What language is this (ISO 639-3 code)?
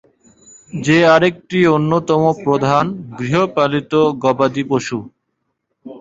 ben